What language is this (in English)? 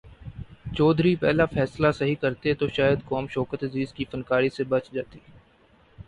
Urdu